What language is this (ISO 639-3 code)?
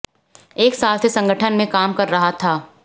hin